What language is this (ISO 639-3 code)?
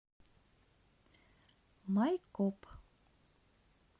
rus